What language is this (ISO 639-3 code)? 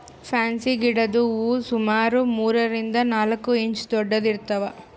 kan